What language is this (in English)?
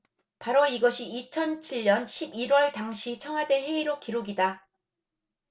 Korean